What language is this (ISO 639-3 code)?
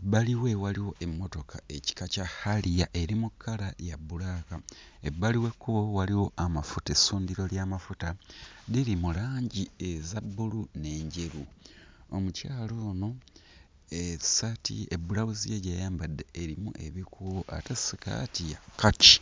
lug